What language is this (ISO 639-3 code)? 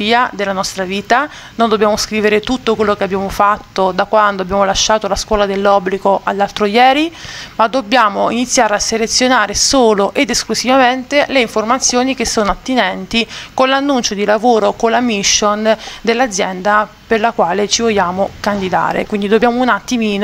ita